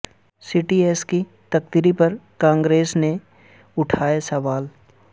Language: Urdu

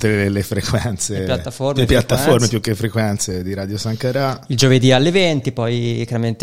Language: Italian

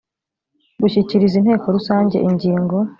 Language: Kinyarwanda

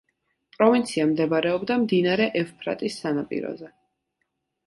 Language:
Georgian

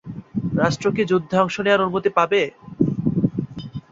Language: Bangla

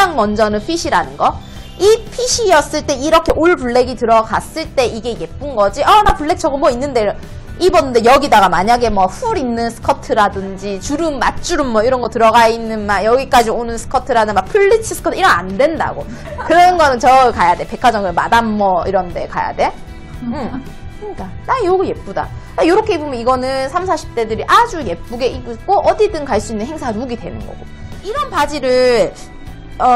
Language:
Korean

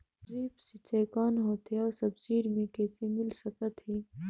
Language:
Chhattisgarhi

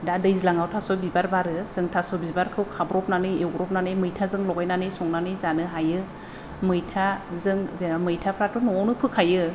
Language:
Bodo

